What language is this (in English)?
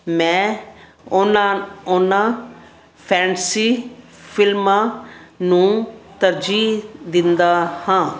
Punjabi